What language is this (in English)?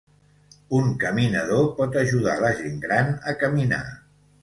Catalan